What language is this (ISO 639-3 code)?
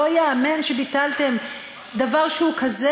heb